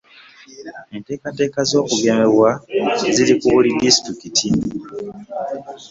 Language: Ganda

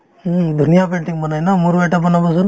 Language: Assamese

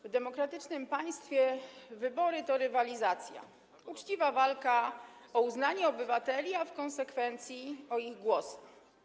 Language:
Polish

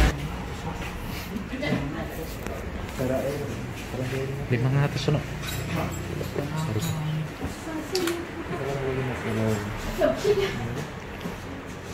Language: Indonesian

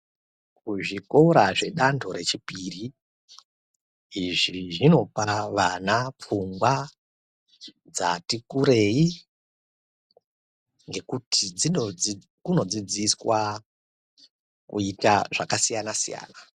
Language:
Ndau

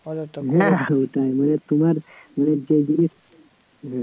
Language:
Bangla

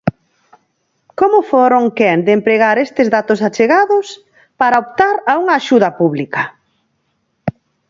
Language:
Galician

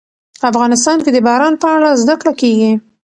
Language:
Pashto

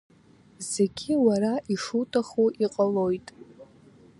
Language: Abkhazian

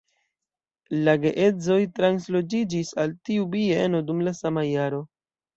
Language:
Esperanto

